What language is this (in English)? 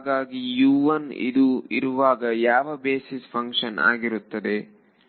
Kannada